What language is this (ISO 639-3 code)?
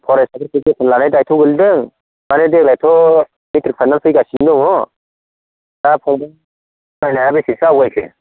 brx